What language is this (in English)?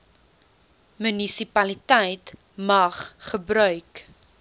Afrikaans